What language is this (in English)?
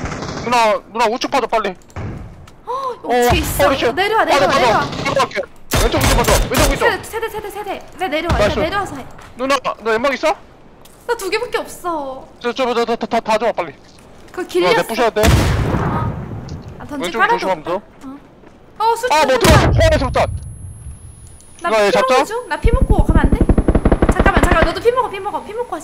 Korean